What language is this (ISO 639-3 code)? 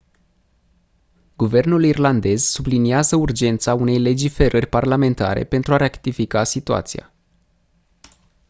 ron